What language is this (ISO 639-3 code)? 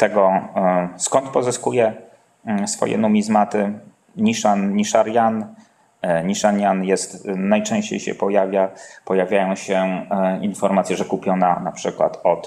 pol